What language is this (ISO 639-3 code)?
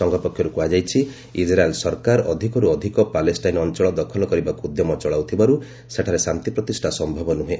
ori